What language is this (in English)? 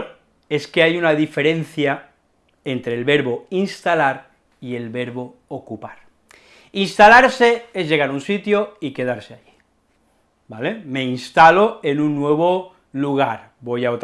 Spanish